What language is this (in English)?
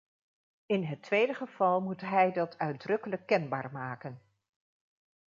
Dutch